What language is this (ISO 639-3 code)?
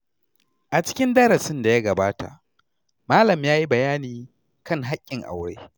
hau